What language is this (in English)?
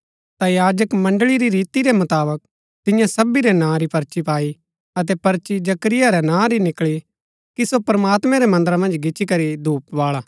Gaddi